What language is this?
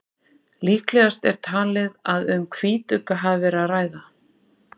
Icelandic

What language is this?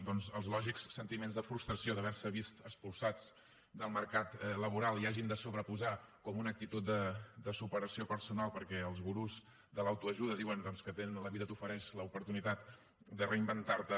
Catalan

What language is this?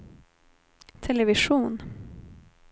Swedish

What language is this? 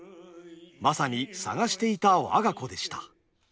Japanese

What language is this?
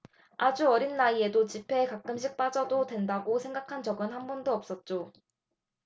Korean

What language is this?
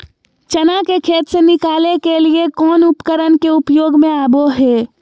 Magahi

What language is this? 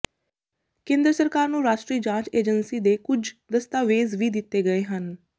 Punjabi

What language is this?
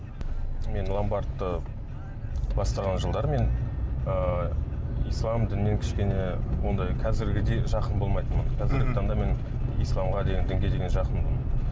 Kazakh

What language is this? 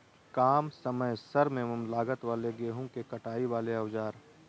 Magahi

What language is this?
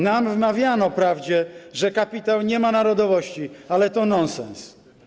Polish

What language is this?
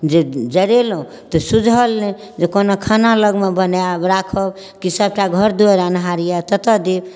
Maithili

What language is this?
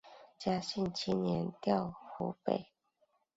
Chinese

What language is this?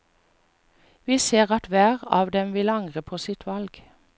Norwegian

